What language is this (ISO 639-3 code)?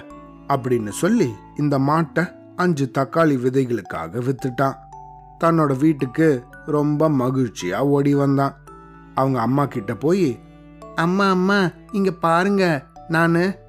tam